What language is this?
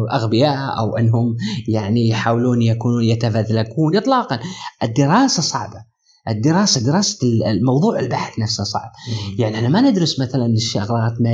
Arabic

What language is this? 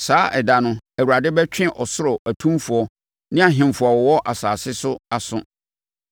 Akan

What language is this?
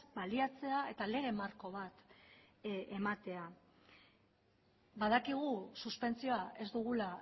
Basque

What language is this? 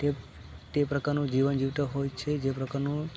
Gujarati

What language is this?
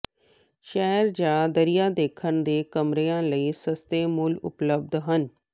Punjabi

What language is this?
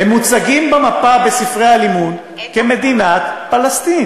Hebrew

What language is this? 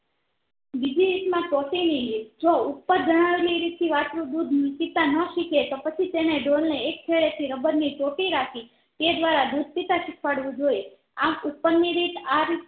Gujarati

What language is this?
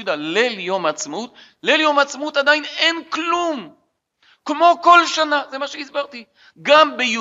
Hebrew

